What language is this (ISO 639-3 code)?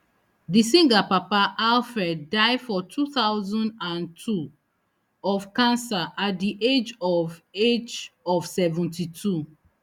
pcm